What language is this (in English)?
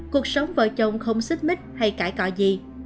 Vietnamese